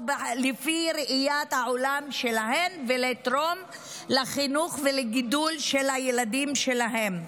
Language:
Hebrew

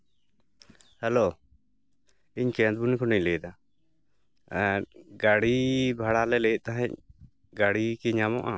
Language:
Santali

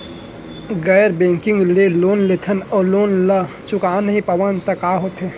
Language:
Chhattisgarhi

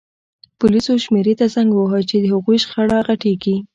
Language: Pashto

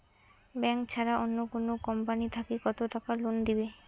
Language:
Bangla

